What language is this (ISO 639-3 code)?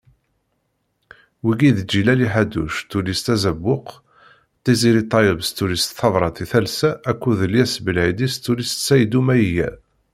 kab